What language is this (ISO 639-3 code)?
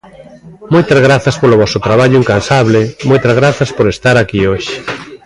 glg